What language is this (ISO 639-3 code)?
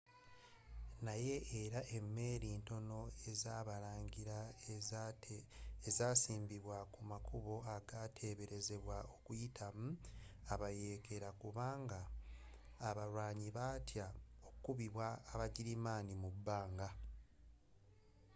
lug